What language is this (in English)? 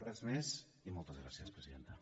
Catalan